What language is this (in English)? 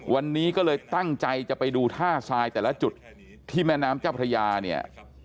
Thai